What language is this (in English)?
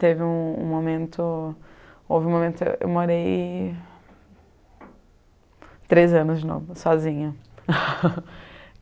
Portuguese